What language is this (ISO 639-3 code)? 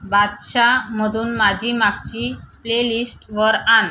mar